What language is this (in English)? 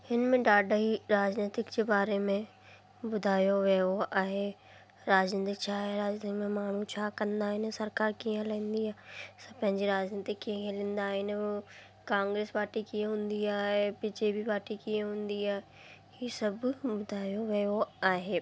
Sindhi